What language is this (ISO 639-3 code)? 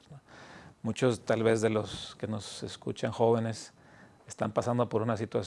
spa